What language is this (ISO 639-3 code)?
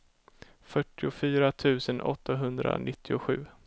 swe